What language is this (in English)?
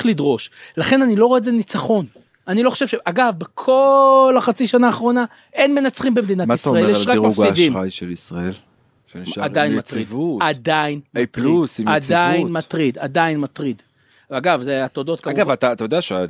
Hebrew